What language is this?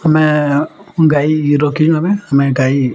Odia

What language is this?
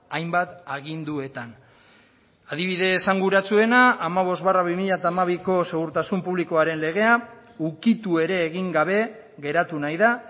Basque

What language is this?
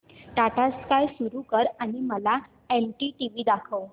Marathi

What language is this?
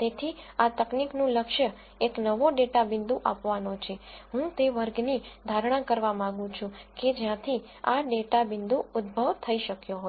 Gujarati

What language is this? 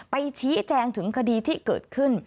Thai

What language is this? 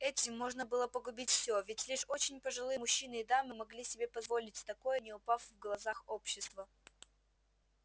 Russian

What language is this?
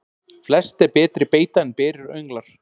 Icelandic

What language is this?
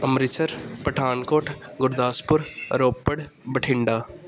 Punjabi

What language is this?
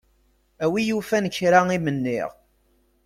Kabyle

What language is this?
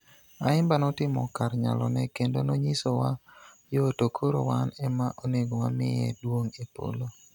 Luo (Kenya and Tanzania)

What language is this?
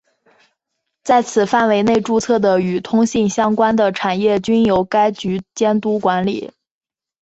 Chinese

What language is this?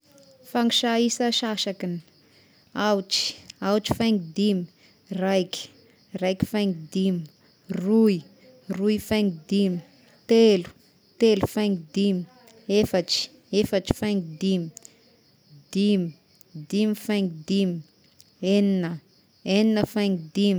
Tesaka Malagasy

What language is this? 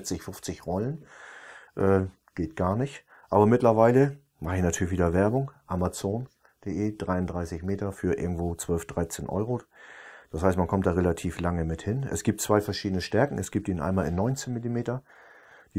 German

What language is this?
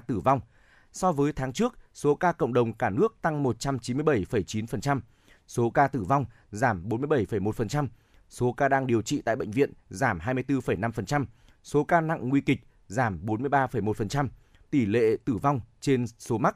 Vietnamese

